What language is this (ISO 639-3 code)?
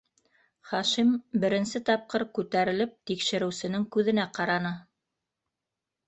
bak